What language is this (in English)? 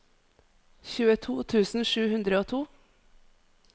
Norwegian